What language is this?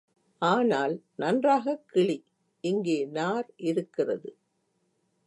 Tamil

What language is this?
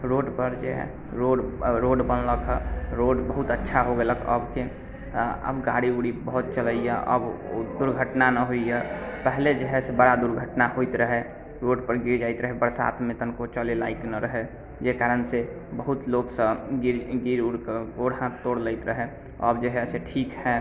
Maithili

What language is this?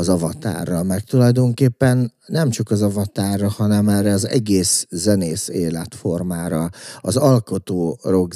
Hungarian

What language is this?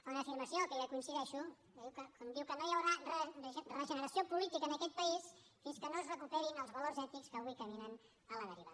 Catalan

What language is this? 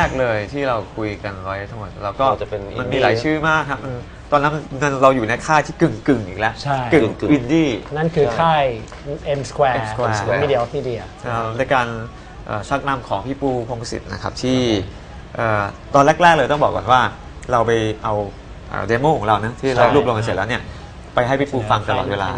Thai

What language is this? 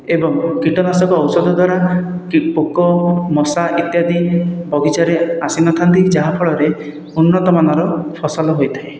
Odia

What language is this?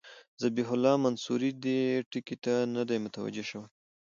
Pashto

